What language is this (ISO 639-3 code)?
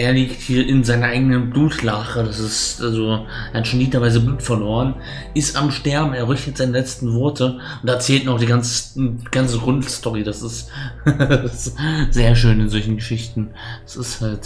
deu